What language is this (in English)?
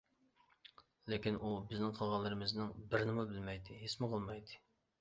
Uyghur